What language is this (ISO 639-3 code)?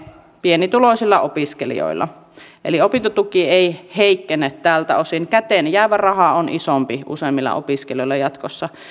fin